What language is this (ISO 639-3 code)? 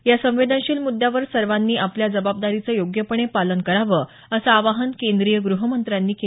mar